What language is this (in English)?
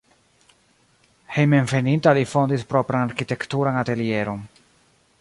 Esperanto